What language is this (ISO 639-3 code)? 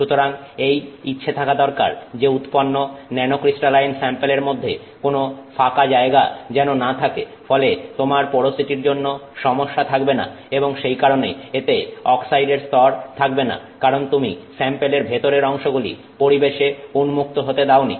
ben